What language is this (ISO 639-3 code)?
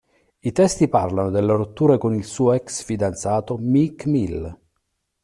ita